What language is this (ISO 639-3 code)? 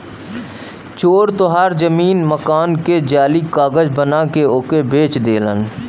bho